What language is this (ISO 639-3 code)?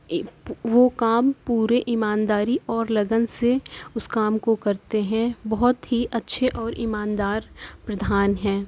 urd